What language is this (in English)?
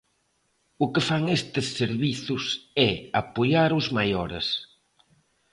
Galician